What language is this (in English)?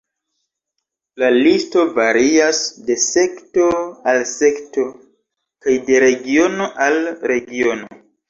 Esperanto